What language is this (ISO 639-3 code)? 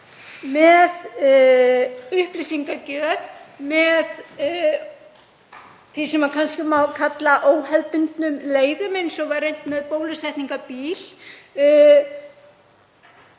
isl